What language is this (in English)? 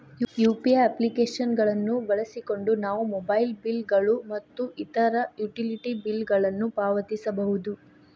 Kannada